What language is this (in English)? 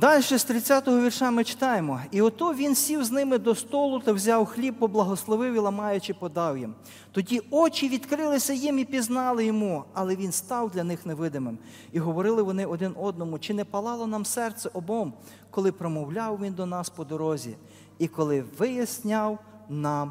Ukrainian